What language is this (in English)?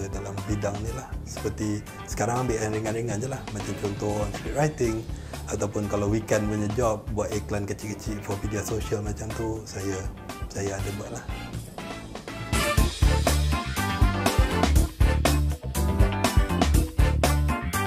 Malay